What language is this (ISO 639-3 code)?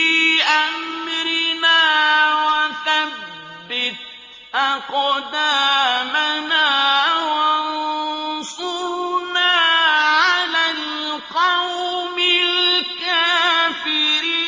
ara